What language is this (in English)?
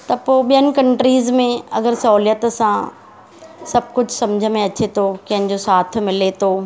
Sindhi